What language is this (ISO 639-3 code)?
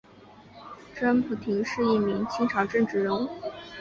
zho